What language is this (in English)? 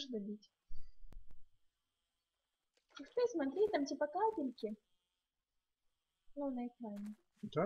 Russian